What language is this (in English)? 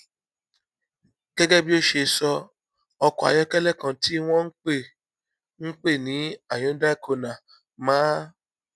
Yoruba